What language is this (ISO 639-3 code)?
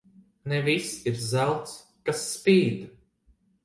lav